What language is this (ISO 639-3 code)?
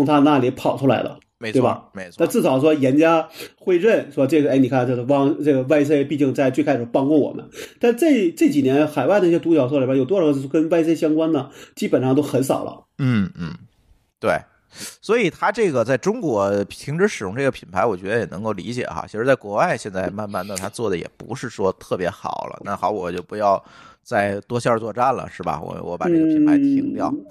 zho